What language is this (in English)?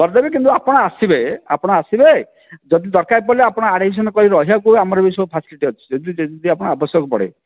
Odia